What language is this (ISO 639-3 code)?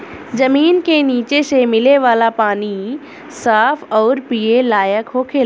bho